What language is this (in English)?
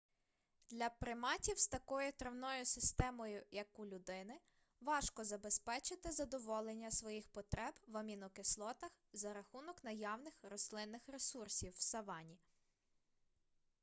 Ukrainian